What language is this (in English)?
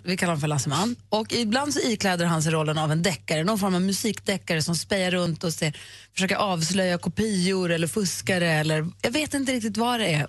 Swedish